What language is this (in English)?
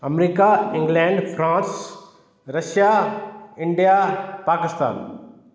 Sindhi